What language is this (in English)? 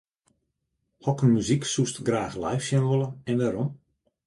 Western Frisian